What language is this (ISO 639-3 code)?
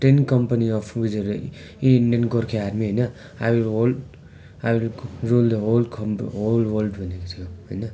nep